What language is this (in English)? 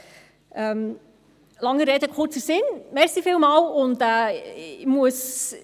Swiss German